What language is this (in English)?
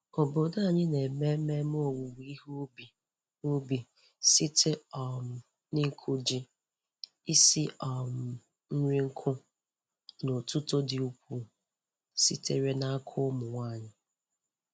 Igbo